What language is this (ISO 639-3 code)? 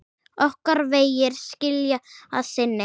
isl